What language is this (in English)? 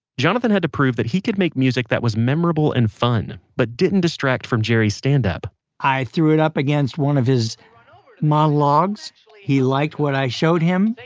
English